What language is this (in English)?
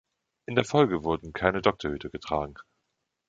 German